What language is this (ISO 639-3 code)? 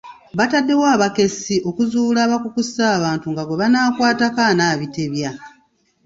lug